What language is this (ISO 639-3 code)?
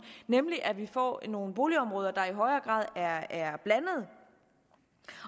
dan